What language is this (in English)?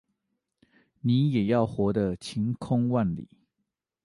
Chinese